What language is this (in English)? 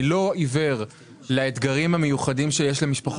Hebrew